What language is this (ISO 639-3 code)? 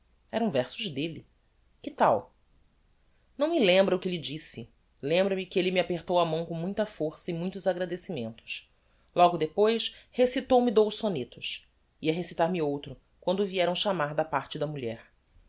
por